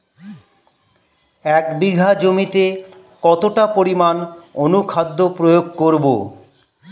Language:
Bangla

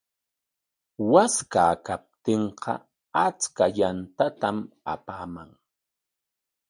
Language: Corongo Ancash Quechua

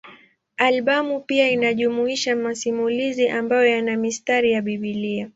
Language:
Swahili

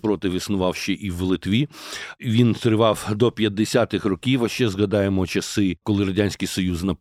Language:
Ukrainian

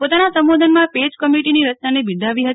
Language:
Gujarati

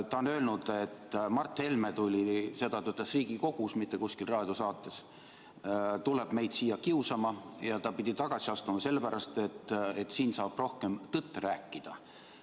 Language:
Estonian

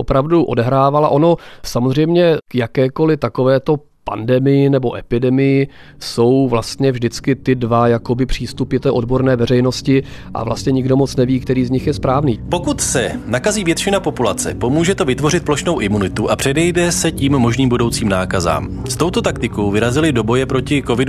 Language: Czech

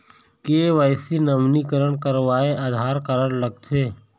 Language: Chhattisgarhi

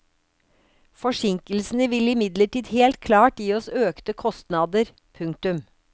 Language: Norwegian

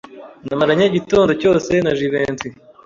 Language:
Kinyarwanda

